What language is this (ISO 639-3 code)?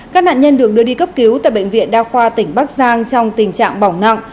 vie